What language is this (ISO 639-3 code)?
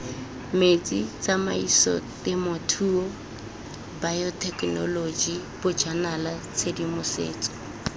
tsn